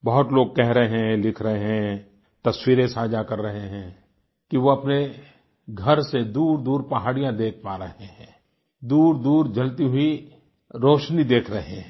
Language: Hindi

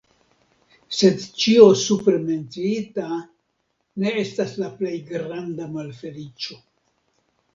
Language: Esperanto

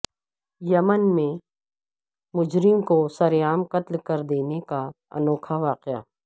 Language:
Urdu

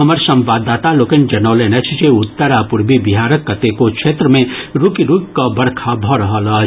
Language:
Maithili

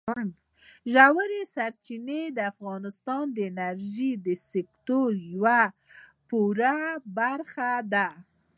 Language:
Pashto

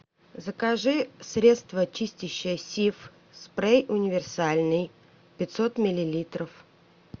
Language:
Russian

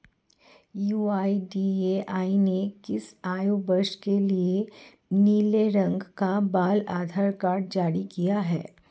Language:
Hindi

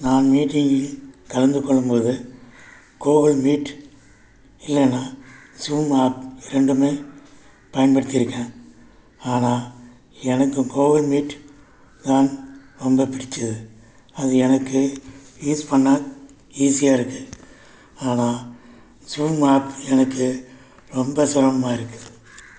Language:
Tamil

